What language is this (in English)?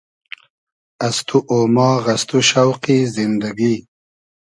Hazaragi